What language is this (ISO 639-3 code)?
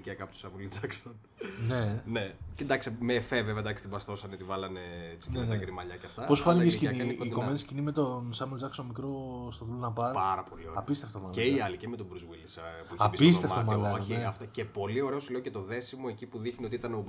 ell